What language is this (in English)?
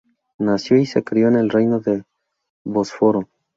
Spanish